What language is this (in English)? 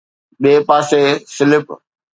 Sindhi